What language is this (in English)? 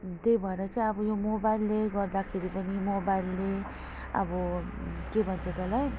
Nepali